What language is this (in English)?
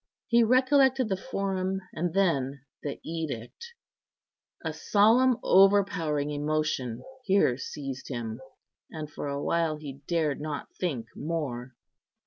English